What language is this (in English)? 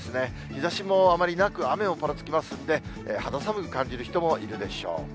Japanese